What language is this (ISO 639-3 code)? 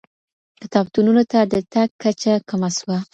pus